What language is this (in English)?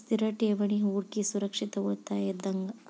Kannada